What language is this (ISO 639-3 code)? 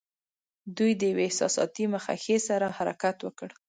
pus